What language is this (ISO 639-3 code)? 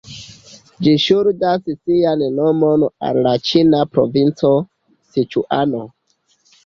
epo